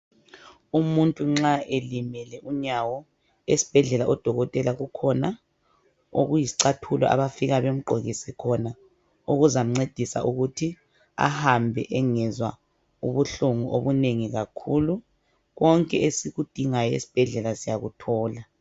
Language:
North Ndebele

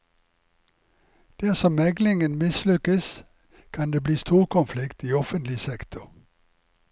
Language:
Norwegian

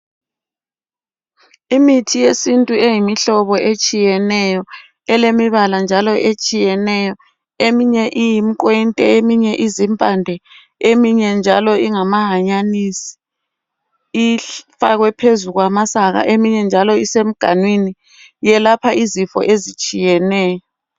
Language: North Ndebele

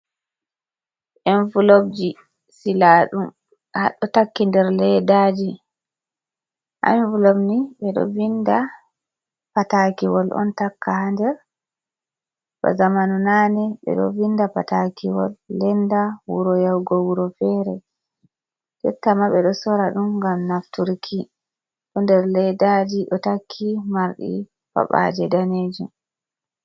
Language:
Fula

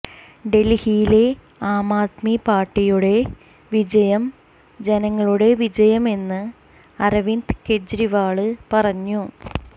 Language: Malayalam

